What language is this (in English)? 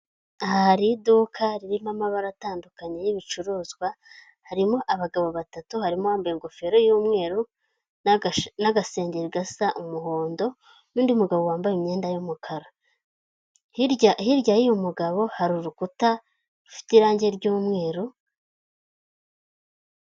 Kinyarwanda